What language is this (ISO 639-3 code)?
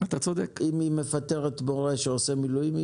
heb